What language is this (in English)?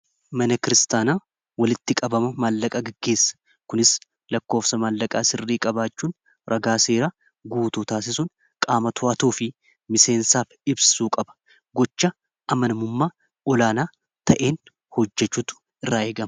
Oromo